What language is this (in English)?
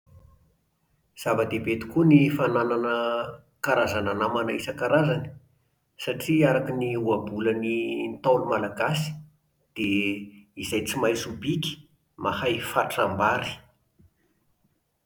Malagasy